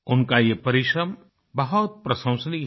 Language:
Hindi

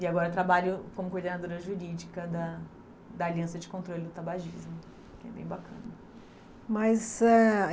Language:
Portuguese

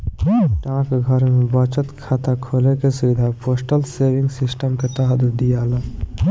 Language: Bhojpuri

